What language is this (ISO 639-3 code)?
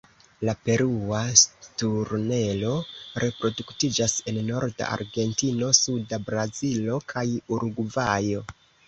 epo